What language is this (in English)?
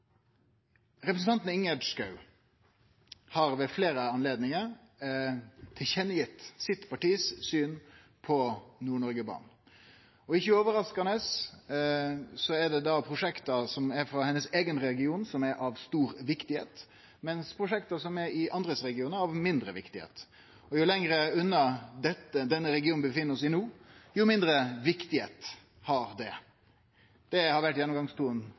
Norwegian Nynorsk